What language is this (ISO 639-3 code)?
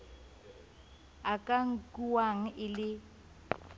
sot